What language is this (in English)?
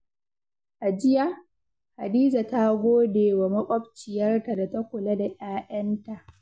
Hausa